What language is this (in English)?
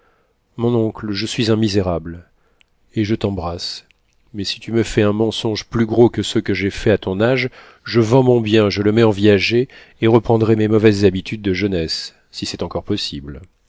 French